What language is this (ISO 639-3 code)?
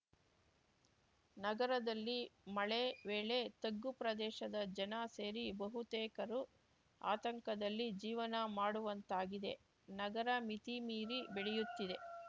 kan